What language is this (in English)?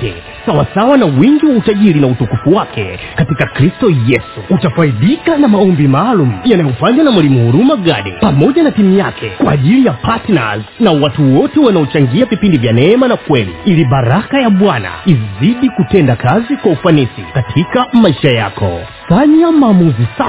Swahili